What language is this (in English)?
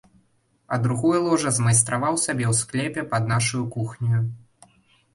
Belarusian